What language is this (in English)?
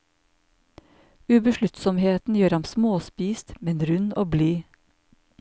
Norwegian